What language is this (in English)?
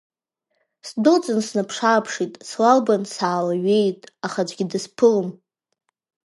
Abkhazian